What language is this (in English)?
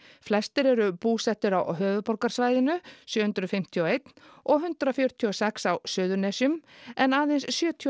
Icelandic